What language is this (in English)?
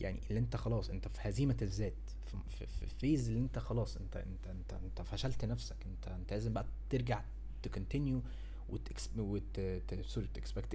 Arabic